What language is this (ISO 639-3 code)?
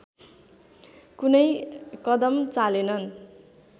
nep